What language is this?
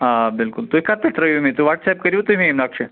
Kashmiri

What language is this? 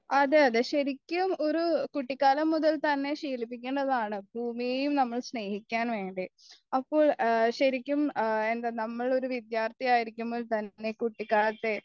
Malayalam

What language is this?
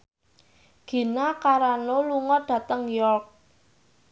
Javanese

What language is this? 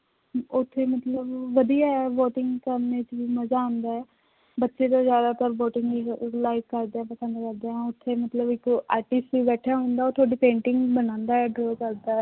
Punjabi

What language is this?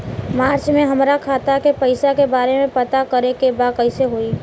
Bhojpuri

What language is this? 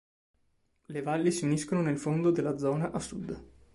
Italian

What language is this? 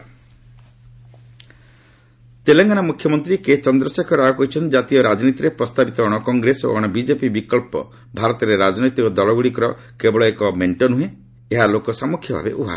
Odia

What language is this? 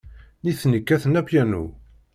Kabyle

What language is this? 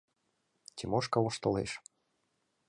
Mari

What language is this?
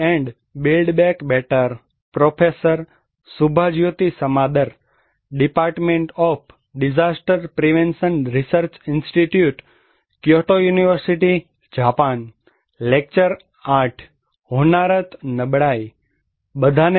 Gujarati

